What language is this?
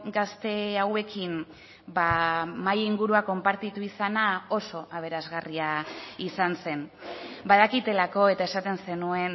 Basque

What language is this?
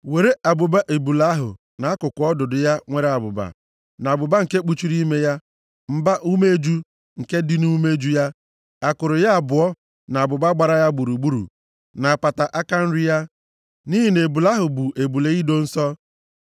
Igbo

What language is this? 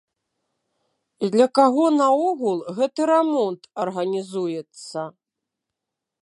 Belarusian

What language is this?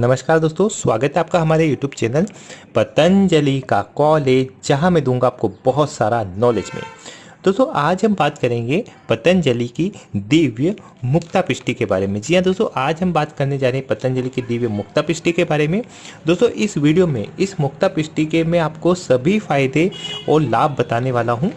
Hindi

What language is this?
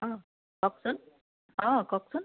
Assamese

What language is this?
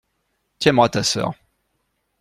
French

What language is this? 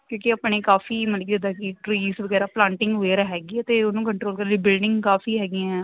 Punjabi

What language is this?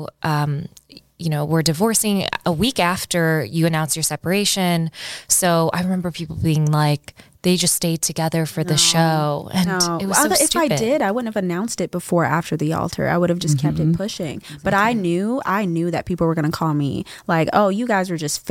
English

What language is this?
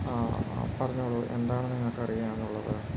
Malayalam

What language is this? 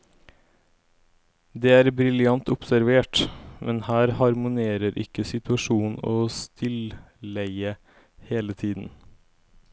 Norwegian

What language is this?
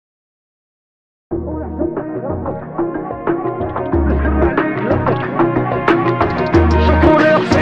Arabic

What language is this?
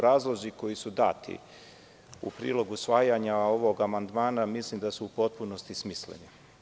Serbian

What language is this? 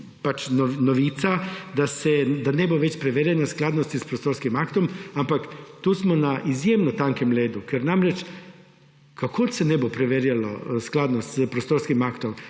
Slovenian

